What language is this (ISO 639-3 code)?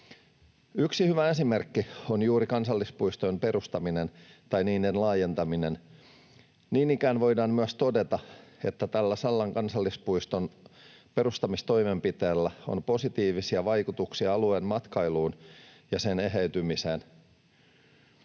fin